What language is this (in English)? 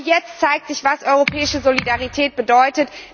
German